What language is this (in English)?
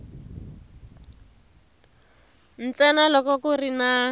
Tsonga